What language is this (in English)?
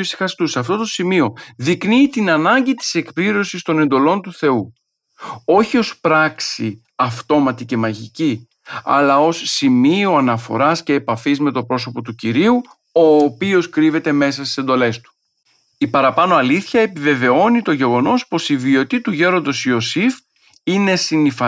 Greek